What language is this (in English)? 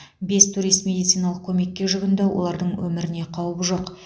Kazakh